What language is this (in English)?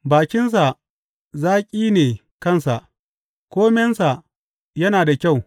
Hausa